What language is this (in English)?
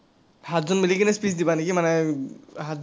Assamese